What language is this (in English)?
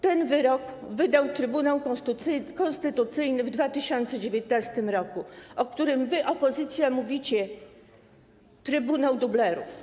Polish